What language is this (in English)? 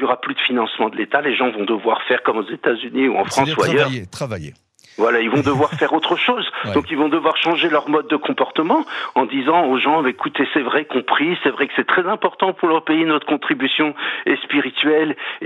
French